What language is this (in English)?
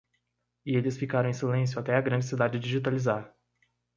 Portuguese